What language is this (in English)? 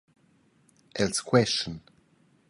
Romansh